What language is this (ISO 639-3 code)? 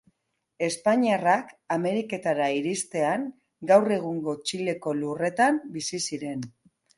eus